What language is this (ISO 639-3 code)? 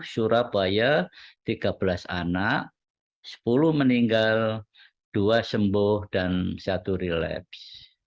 ind